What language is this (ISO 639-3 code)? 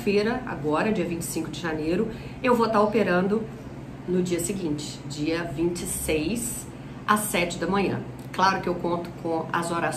por